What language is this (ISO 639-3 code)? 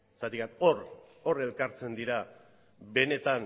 eus